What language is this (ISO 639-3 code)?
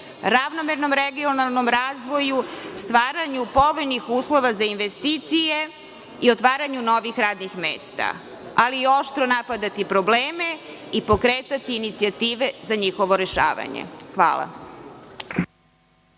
srp